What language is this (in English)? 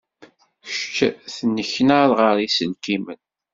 Kabyle